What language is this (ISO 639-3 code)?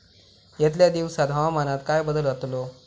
mar